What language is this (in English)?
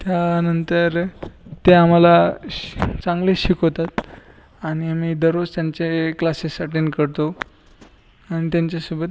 Marathi